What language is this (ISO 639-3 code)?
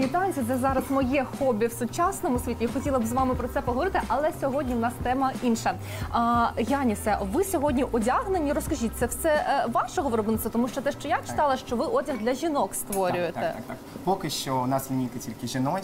ukr